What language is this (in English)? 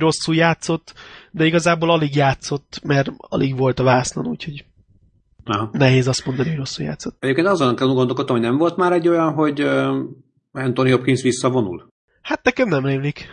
Hungarian